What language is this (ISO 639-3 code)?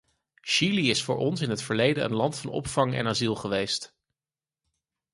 nld